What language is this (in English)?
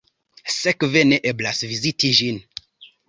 Esperanto